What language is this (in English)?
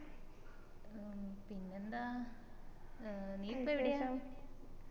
Malayalam